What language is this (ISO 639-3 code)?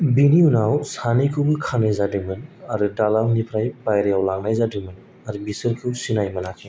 brx